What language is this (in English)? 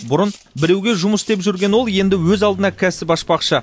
Kazakh